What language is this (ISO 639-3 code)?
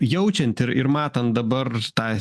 lit